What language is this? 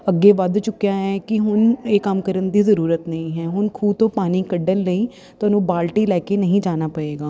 Punjabi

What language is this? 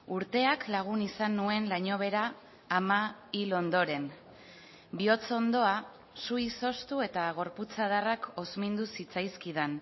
Basque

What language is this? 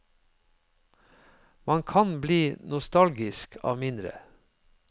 Norwegian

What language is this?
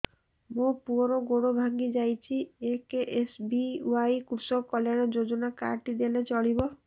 Odia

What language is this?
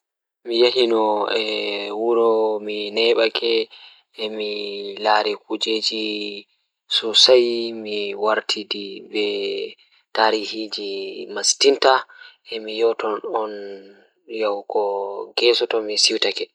Fula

